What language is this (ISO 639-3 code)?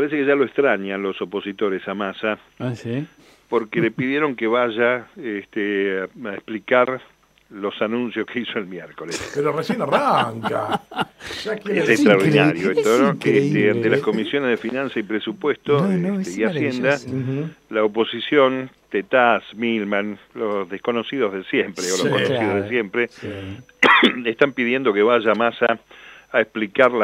spa